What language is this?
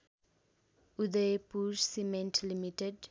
Nepali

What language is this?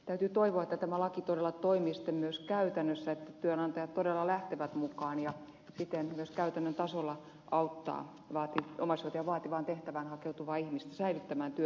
Finnish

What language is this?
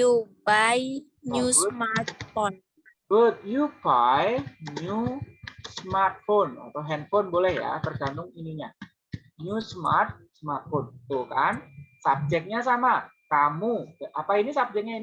Indonesian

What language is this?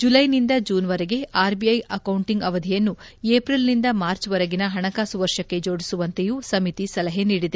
Kannada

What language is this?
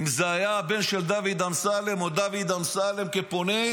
Hebrew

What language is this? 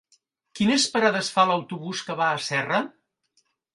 Catalan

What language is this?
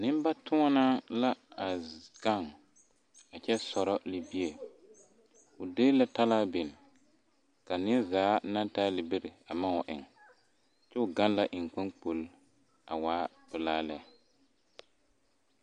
Southern Dagaare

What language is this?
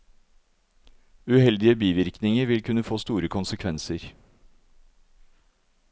Norwegian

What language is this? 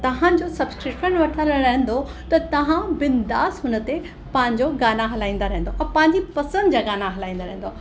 Sindhi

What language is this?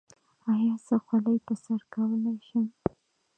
Pashto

